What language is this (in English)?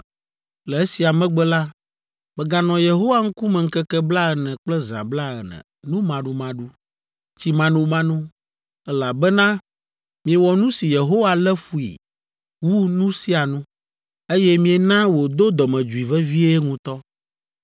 Ewe